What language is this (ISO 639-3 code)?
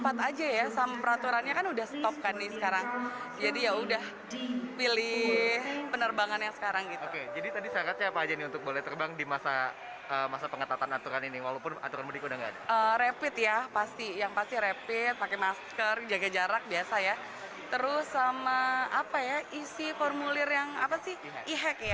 ind